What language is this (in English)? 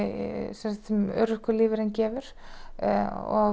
Icelandic